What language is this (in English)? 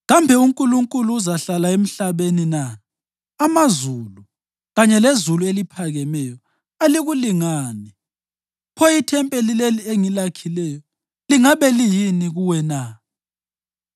North Ndebele